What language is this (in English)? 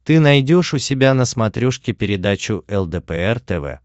Russian